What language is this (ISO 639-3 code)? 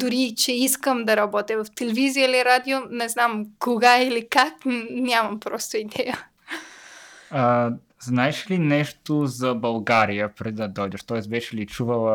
bul